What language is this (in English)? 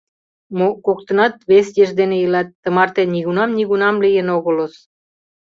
Mari